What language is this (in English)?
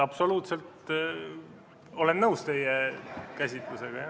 Estonian